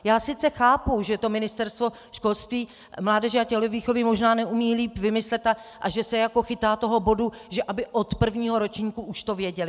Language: Czech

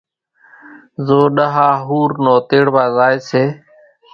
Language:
Kachi Koli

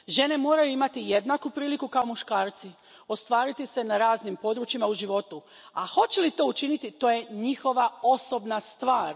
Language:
Croatian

